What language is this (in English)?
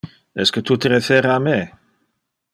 Interlingua